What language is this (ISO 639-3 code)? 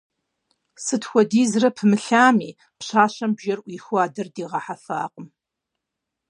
kbd